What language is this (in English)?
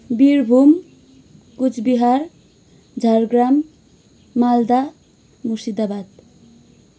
Nepali